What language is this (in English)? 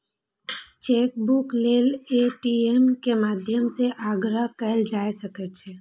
Maithili